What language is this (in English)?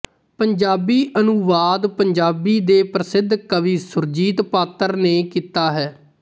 Punjabi